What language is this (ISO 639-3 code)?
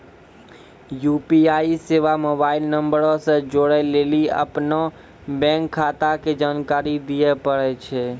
mai